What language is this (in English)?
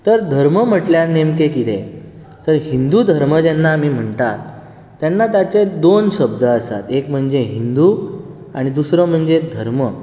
Konkani